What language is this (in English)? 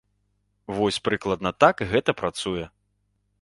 Belarusian